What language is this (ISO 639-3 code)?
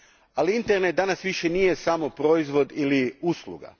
hrv